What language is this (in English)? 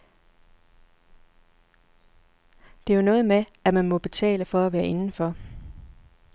Danish